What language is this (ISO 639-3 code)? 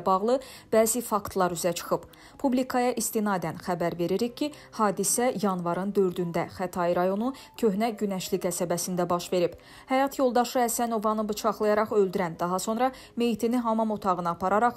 tur